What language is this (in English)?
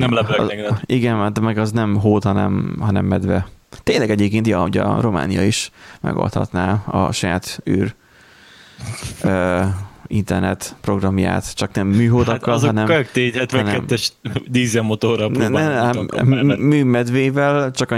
Hungarian